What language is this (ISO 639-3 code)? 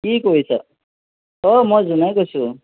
asm